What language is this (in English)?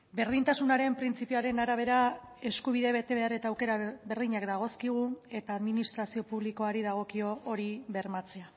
Basque